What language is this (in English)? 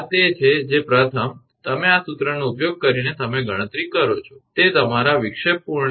Gujarati